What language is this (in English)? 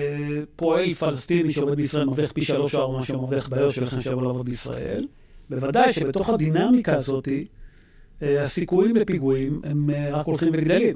Hebrew